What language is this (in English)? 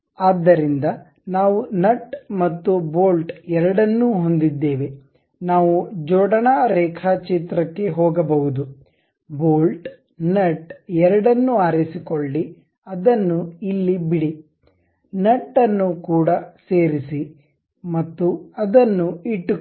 Kannada